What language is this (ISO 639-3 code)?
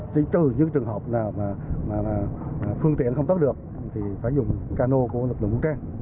vie